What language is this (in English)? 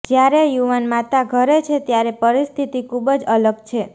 Gujarati